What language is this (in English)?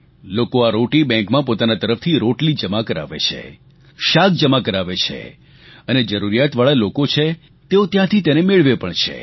Gujarati